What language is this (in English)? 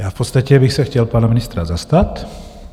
Czech